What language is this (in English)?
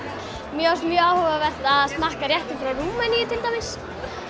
Icelandic